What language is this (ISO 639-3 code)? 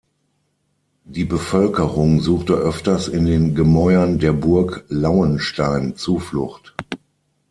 deu